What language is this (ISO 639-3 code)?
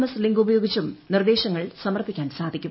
mal